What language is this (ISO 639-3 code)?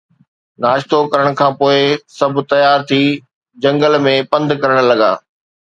snd